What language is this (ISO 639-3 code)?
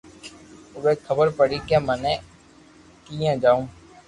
lrk